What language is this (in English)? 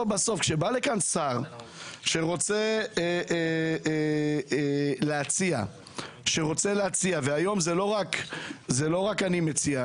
Hebrew